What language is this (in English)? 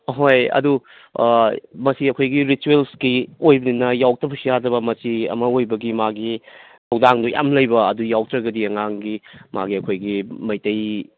Manipuri